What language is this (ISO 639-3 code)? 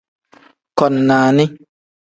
kdh